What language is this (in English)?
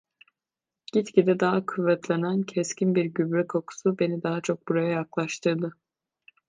Turkish